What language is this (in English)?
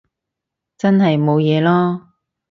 Cantonese